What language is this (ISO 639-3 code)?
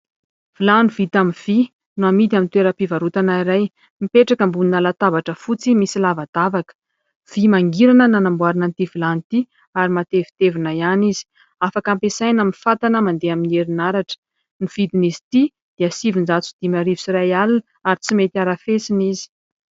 mlg